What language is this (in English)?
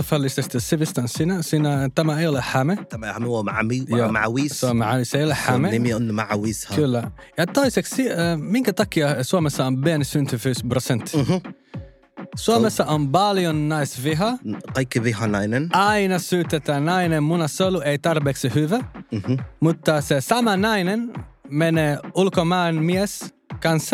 Finnish